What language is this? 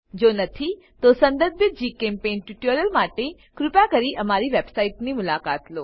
Gujarati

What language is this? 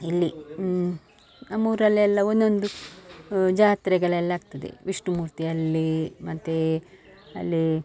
Kannada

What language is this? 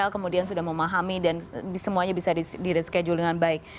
Indonesian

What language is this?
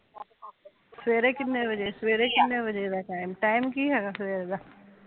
Punjabi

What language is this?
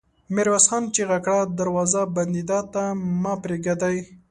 Pashto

